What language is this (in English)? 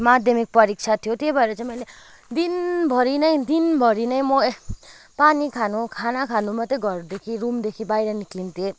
Nepali